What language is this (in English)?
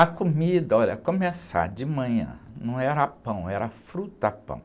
Portuguese